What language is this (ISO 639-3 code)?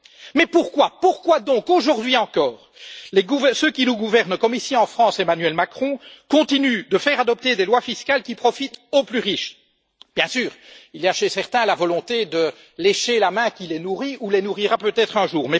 fra